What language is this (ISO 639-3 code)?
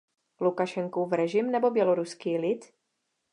ces